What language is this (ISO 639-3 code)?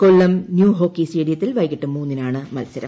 mal